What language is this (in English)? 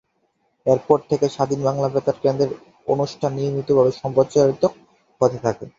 Bangla